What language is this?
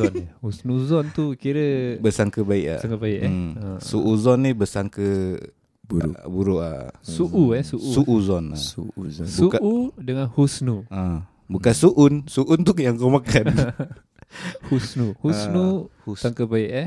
Malay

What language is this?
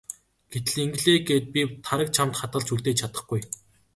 Mongolian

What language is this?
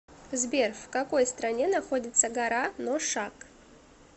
Russian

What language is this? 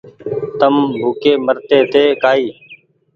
Goaria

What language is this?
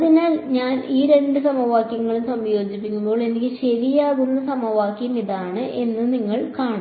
Malayalam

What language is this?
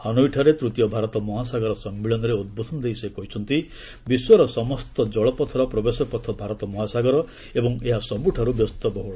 Odia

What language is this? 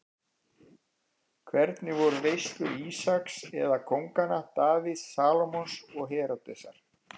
Icelandic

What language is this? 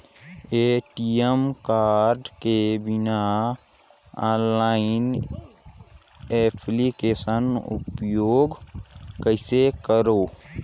Chhattisgarhi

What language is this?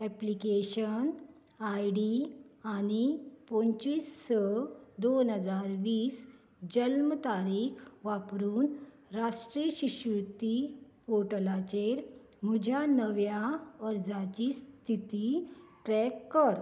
Konkani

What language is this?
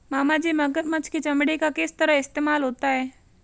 Hindi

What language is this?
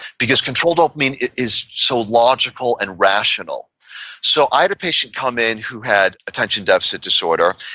English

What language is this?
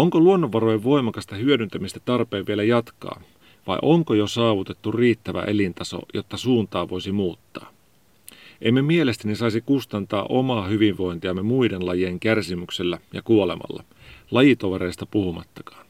Finnish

